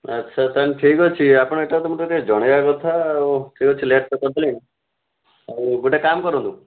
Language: Odia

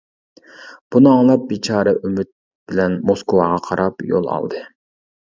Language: Uyghur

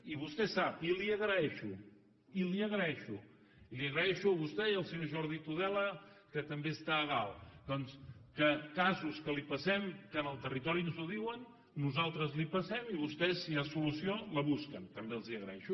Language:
Catalan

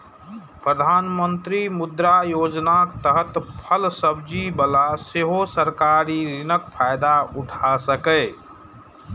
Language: Maithili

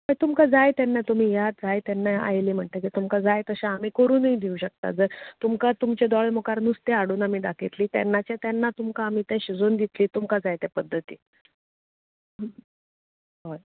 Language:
Konkani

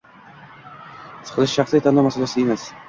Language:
Uzbek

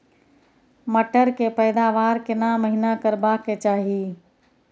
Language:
Maithili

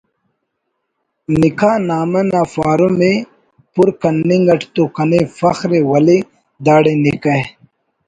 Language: Brahui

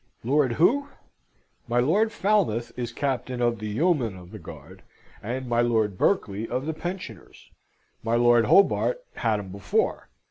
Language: English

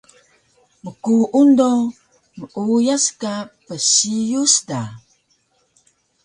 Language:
Taroko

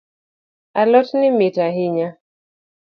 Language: Luo (Kenya and Tanzania)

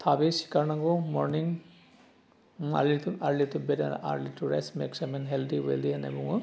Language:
Bodo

